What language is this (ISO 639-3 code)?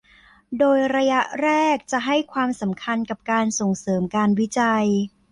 tha